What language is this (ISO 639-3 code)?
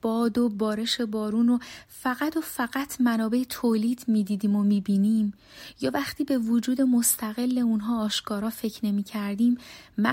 fas